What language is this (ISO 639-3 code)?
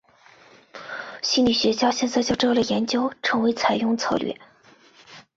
zho